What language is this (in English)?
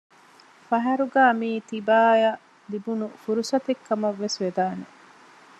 Divehi